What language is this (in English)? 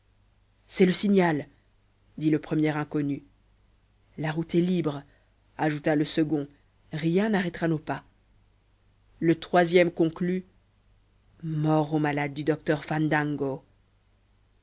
French